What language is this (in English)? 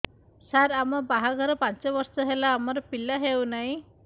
Odia